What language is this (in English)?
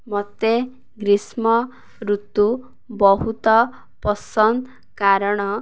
Odia